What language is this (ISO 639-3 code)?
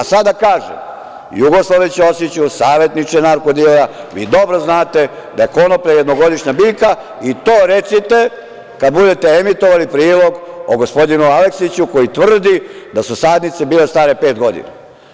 srp